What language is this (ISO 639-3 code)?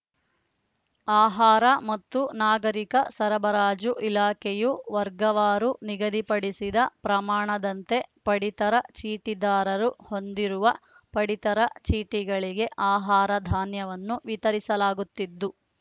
kan